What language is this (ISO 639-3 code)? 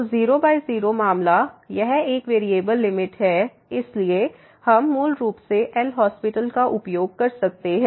hin